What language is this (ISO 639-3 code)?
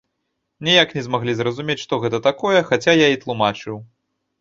bel